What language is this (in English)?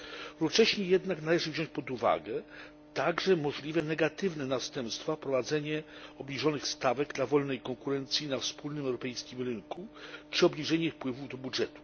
Polish